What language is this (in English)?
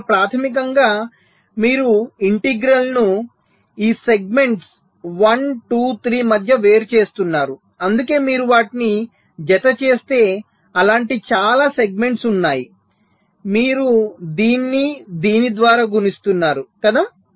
Telugu